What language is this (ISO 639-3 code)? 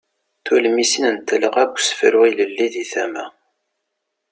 kab